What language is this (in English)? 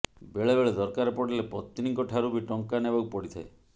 Odia